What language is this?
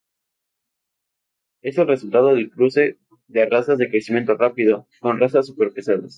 Spanish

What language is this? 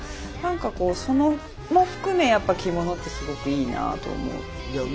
Japanese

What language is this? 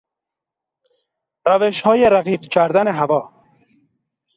Persian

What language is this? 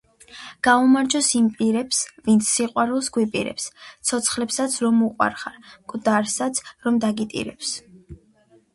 Georgian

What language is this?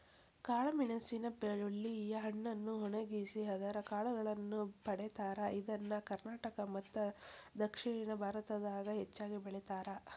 Kannada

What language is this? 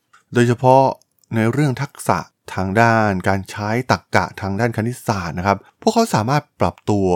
Thai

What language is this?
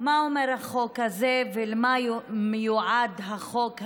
Hebrew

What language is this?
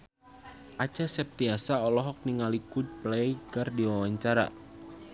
Sundanese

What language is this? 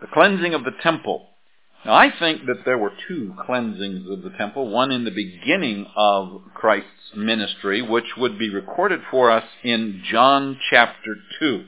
English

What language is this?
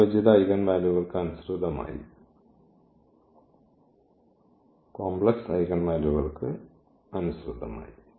Malayalam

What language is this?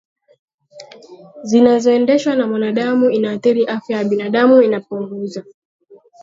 Swahili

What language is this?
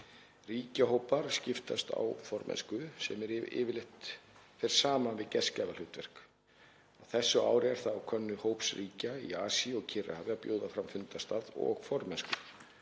Icelandic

